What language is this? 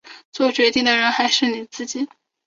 Chinese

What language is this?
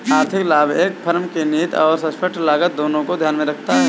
Hindi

